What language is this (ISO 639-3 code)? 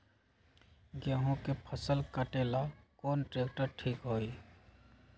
mag